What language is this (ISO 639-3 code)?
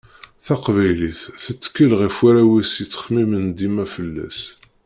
kab